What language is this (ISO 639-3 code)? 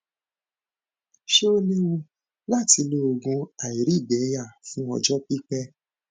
yor